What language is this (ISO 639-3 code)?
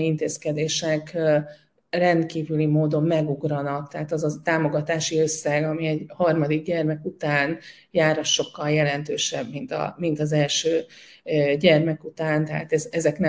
hun